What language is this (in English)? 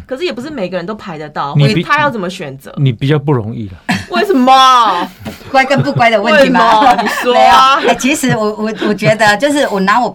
Chinese